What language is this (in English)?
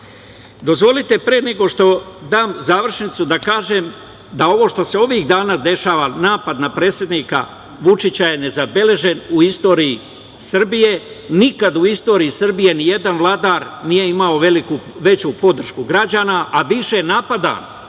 Serbian